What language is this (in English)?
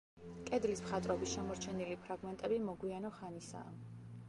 Georgian